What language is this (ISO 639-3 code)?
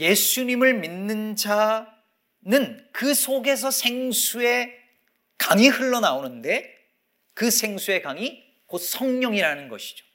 kor